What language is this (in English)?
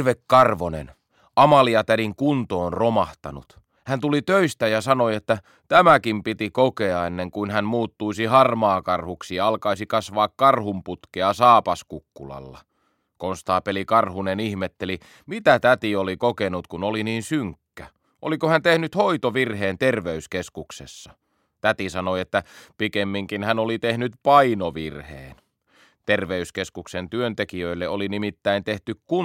Finnish